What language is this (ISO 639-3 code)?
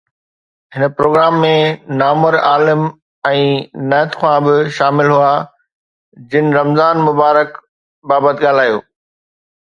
snd